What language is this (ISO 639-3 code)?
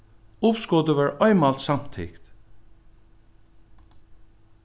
fao